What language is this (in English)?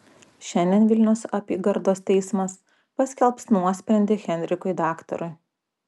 Lithuanian